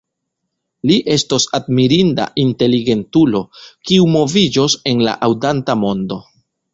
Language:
Esperanto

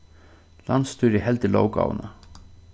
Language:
Faroese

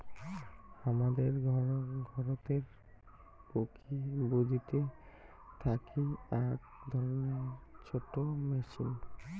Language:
Bangla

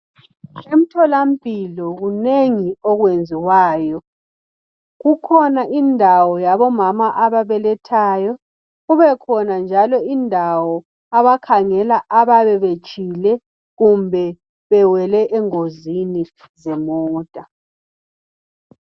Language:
North Ndebele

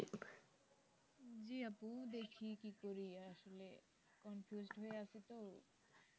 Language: Bangla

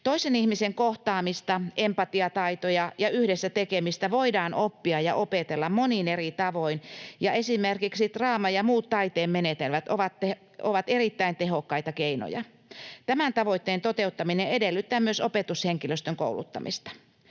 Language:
Finnish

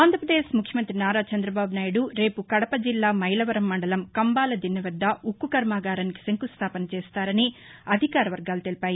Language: Telugu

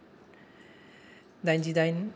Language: Bodo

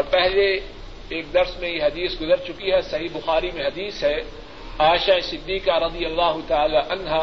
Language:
Urdu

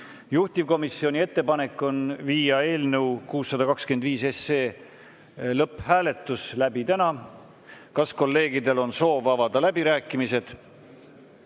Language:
Estonian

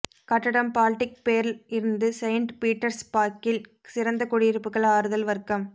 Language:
Tamil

